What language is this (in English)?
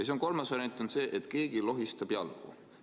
Estonian